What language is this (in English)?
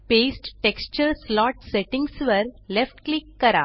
Marathi